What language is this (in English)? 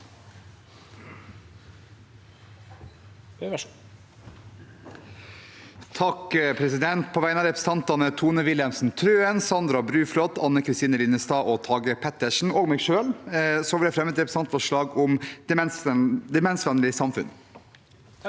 Norwegian